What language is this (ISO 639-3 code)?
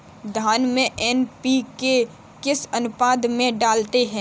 hin